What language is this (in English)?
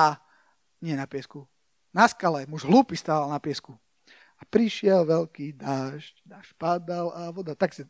Slovak